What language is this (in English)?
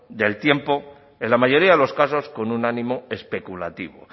Spanish